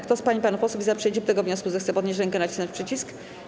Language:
Polish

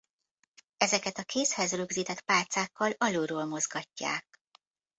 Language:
Hungarian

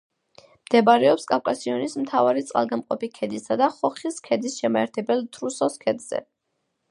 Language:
Georgian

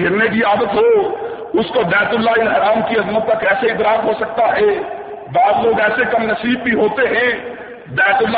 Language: Urdu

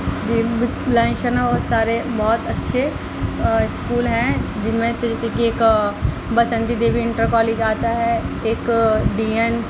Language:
Urdu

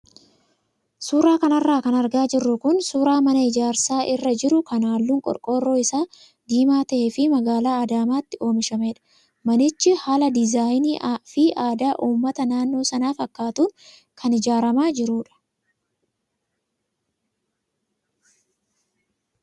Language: Oromo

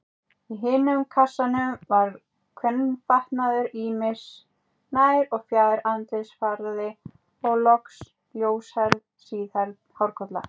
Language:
Icelandic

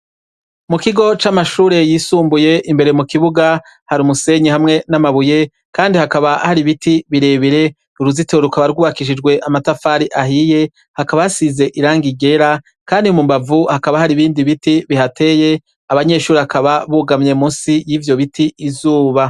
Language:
Rundi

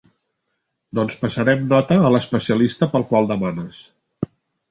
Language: Catalan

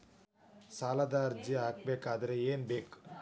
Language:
Kannada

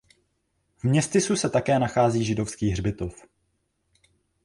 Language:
Czech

